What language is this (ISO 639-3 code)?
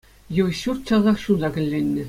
chv